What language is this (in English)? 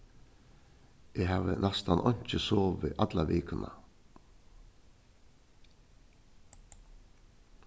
Faroese